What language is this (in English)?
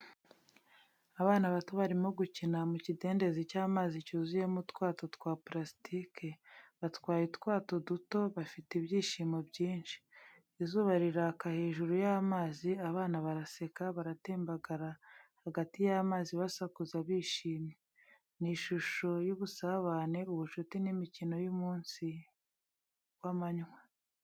Kinyarwanda